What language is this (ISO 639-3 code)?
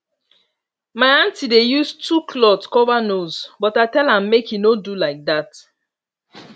pcm